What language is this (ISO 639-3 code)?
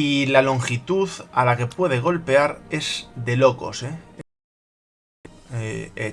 spa